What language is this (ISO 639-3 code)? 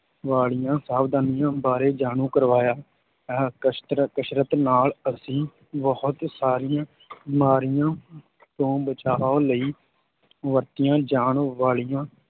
pan